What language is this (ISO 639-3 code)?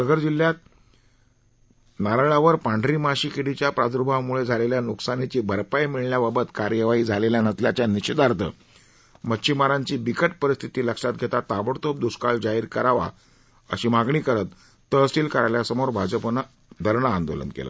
mar